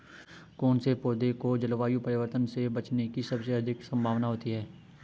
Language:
Hindi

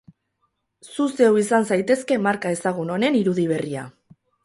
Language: Basque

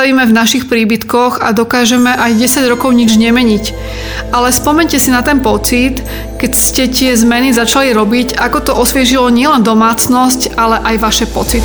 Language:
Slovak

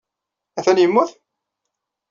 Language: Kabyle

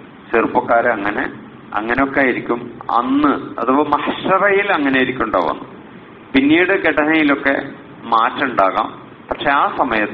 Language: Arabic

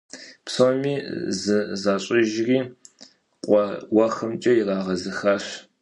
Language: Kabardian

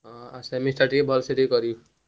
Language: Odia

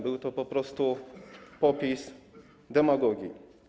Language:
Polish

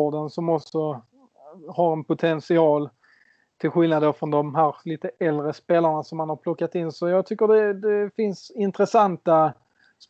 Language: Swedish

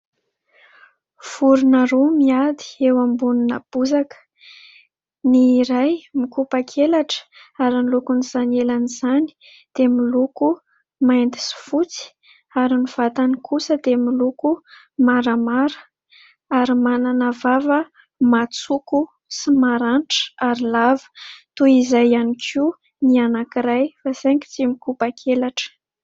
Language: Malagasy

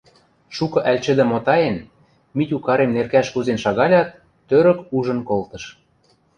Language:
Western Mari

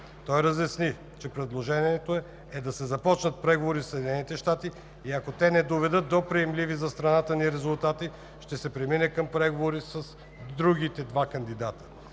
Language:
Bulgarian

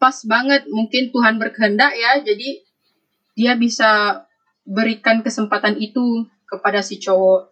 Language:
Indonesian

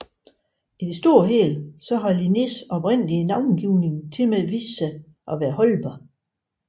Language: Danish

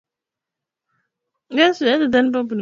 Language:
Swahili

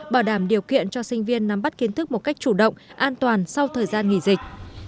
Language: Vietnamese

